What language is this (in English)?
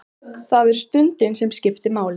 Icelandic